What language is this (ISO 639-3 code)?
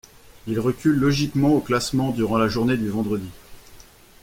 fra